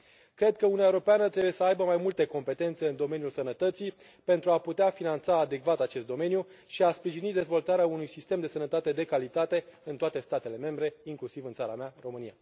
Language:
Romanian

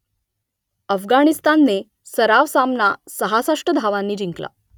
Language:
Marathi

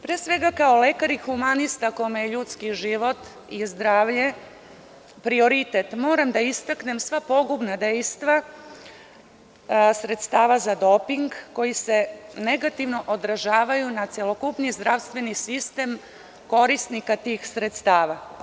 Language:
Serbian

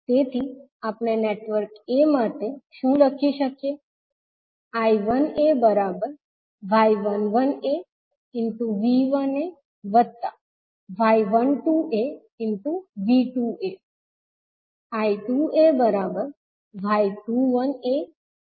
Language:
Gujarati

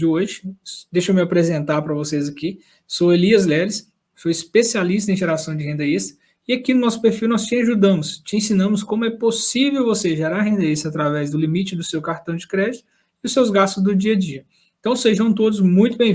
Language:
Portuguese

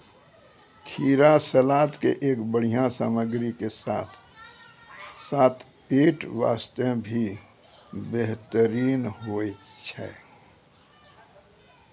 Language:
Maithili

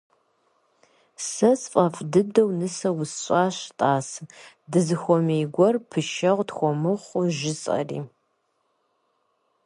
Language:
Kabardian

